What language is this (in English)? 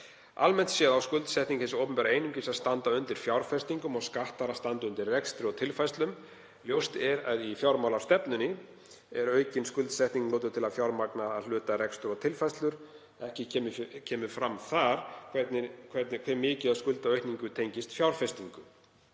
Icelandic